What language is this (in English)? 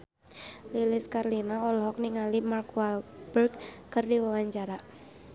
Sundanese